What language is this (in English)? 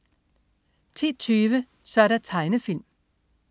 Danish